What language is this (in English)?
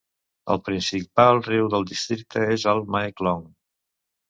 Catalan